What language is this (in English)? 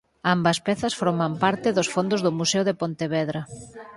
Galician